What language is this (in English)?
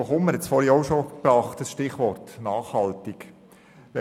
Swiss German